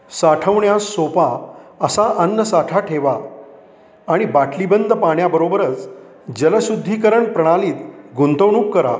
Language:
Marathi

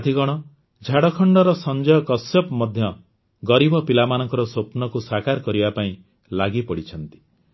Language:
Odia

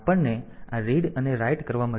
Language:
Gujarati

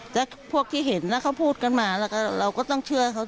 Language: Thai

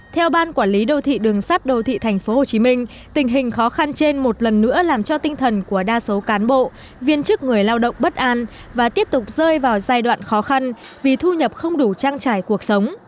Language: Vietnamese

